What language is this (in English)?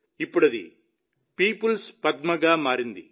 Telugu